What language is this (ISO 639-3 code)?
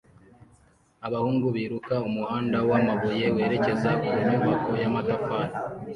kin